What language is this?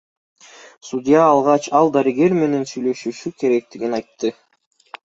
Kyrgyz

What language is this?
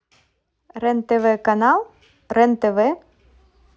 Russian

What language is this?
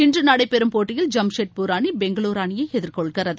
Tamil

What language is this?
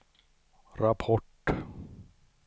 Swedish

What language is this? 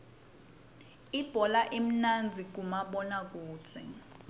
Swati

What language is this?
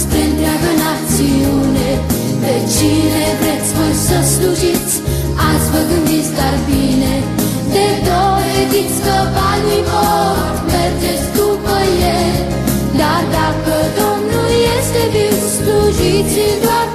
Romanian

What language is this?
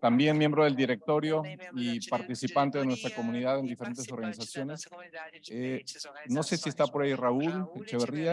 Spanish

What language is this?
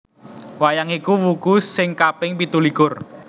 Javanese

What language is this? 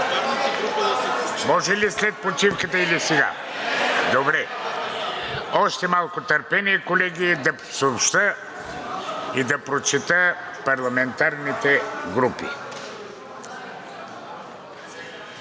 Bulgarian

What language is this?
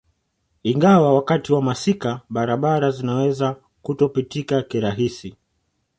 Swahili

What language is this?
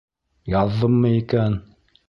Bashkir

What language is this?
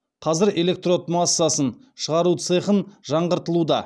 Kazakh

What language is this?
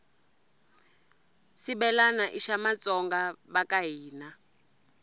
Tsonga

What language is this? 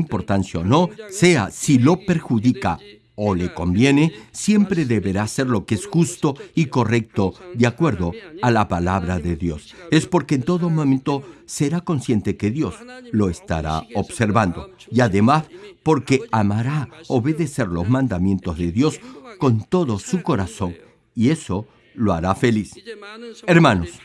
Spanish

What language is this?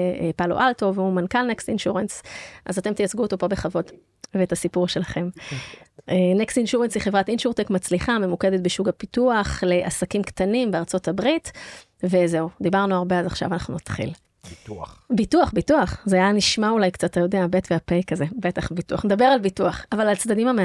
Hebrew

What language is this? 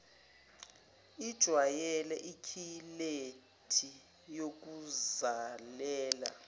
Zulu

